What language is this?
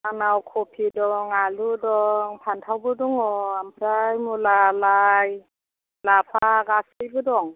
Bodo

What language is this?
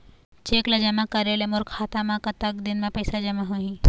Chhattisgarhi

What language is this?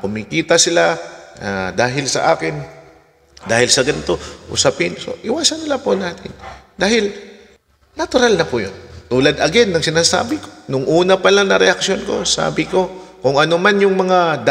Filipino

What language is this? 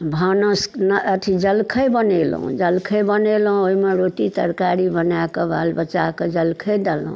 Maithili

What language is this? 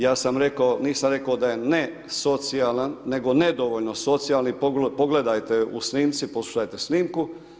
Croatian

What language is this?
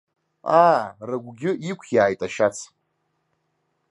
Abkhazian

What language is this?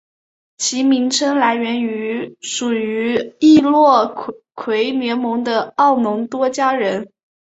Chinese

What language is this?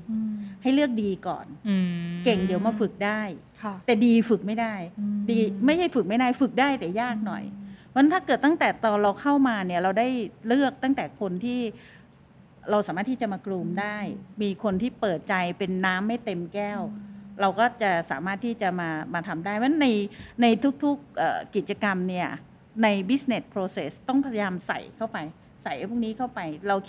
Thai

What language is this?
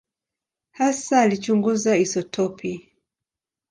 Swahili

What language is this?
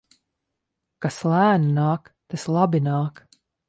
Latvian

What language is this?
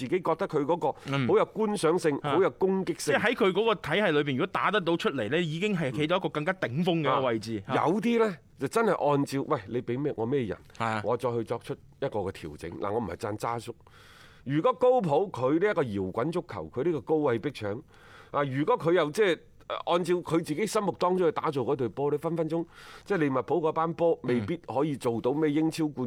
Chinese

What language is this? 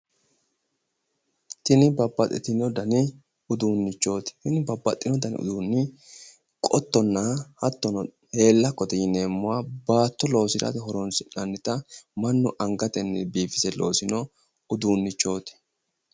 Sidamo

